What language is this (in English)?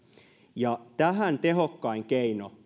Finnish